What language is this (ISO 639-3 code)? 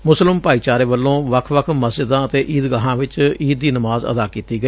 pan